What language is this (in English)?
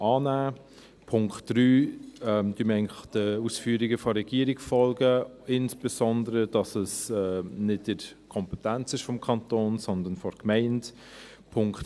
Swiss German